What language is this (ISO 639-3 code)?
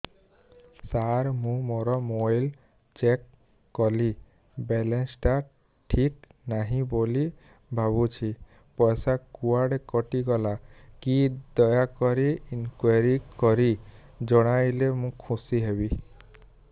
ori